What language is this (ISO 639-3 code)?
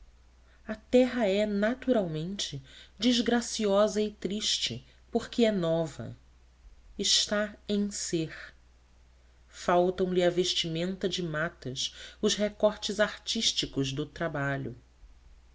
por